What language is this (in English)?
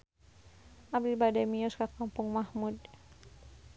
Sundanese